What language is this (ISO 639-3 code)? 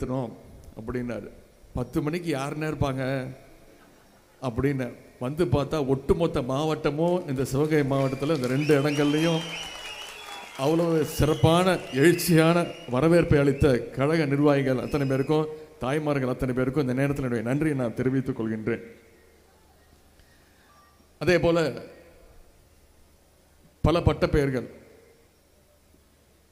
ron